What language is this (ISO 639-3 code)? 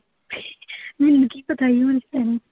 pan